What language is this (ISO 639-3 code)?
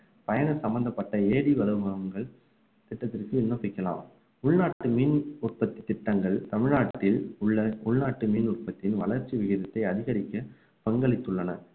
tam